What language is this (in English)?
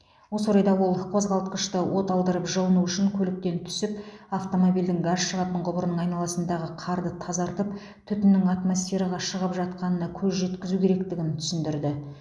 Kazakh